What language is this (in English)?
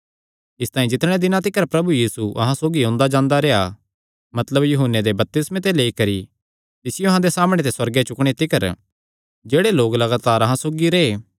Kangri